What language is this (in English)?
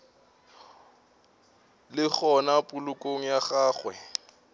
Northern Sotho